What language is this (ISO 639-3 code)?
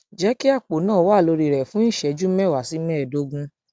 yor